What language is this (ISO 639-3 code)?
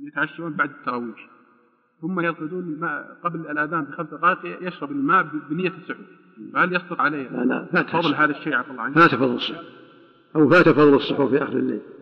ara